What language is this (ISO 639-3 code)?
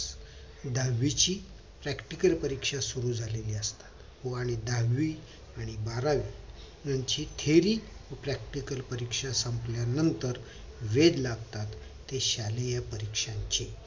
mar